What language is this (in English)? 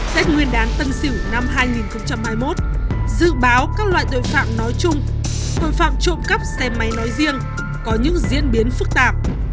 Vietnamese